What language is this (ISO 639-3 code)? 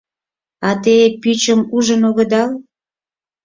chm